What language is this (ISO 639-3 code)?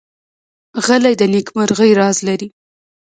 pus